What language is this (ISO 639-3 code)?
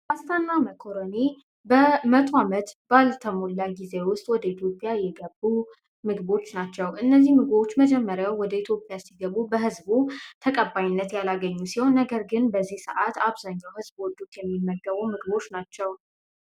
amh